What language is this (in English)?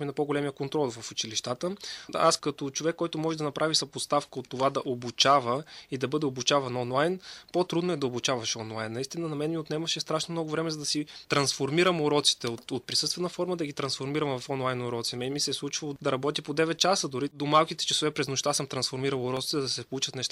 Bulgarian